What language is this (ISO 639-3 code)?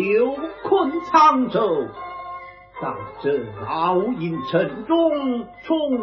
zho